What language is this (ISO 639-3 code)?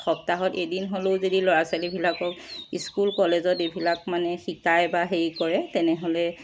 asm